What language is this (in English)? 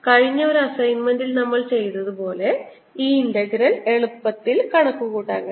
Malayalam